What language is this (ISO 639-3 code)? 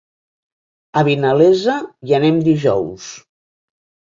cat